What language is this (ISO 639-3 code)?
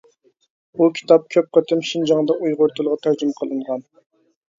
uig